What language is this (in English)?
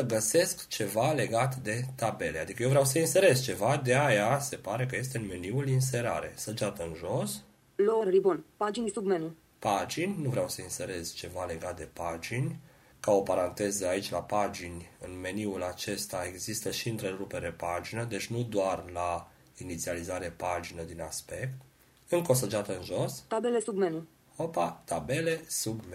Romanian